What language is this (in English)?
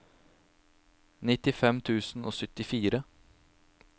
Norwegian